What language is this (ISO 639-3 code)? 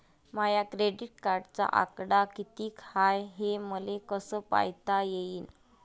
mar